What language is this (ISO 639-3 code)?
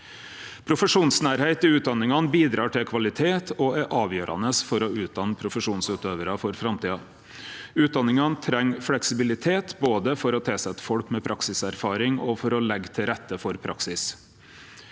nor